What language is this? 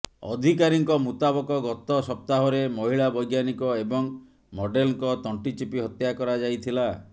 Odia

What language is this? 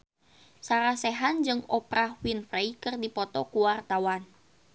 Sundanese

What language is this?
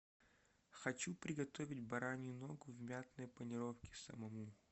Russian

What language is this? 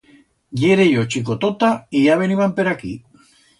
Aragonese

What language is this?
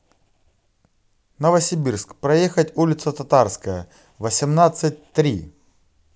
Russian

